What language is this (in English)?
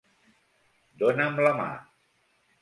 Catalan